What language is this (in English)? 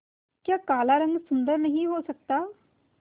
Hindi